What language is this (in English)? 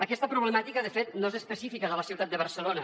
Catalan